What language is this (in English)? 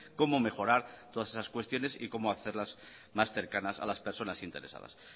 Spanish